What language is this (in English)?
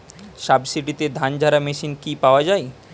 Bangla